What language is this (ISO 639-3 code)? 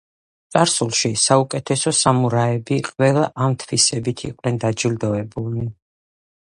kat